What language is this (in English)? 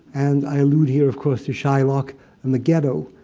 English